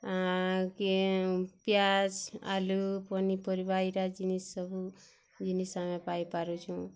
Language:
Odia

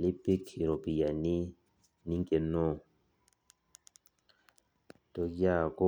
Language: Masai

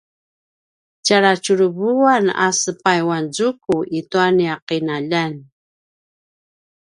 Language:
Paiwan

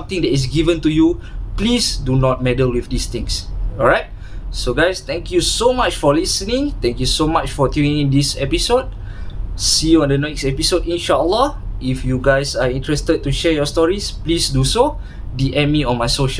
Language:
Malay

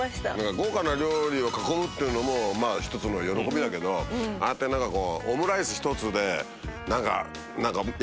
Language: Japanese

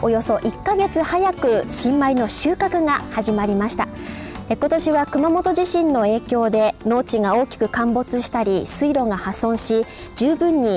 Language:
Japanese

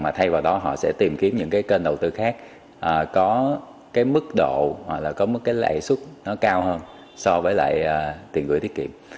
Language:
Vietnamese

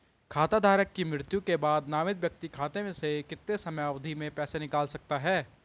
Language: Hindi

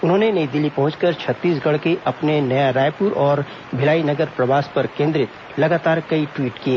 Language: Hindi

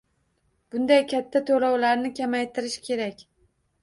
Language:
Uzbek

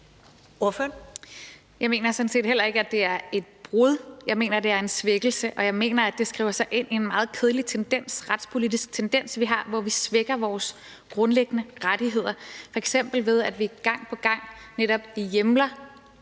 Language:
Danish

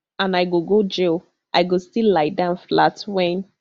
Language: Nigerian Pidgin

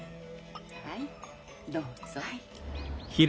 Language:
Japanese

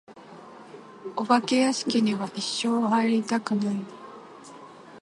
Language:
Japanese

